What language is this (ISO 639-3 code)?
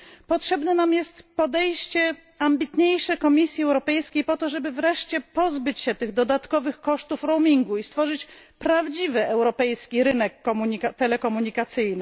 pol